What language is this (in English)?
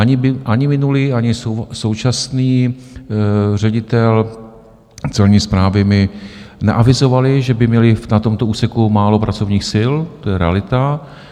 Czech